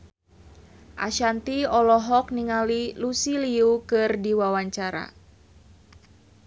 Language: Sundanese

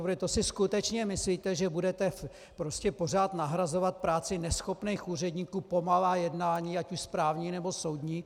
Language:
Czech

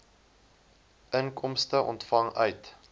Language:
Afrikaans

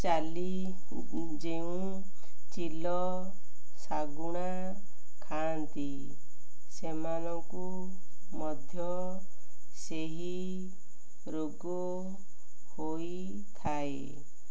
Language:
Odia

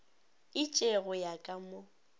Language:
Northern Sotho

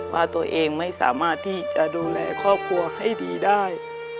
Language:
Thai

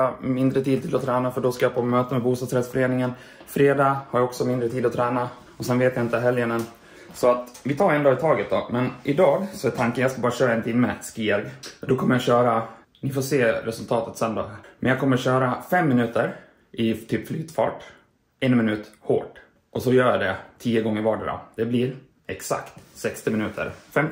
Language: Swedish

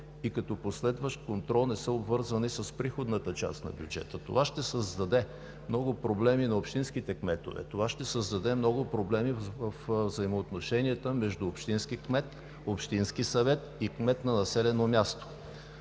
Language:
Bulgarian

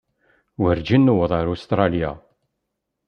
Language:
Kabyle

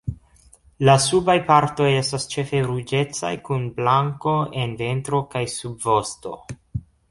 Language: Esperanto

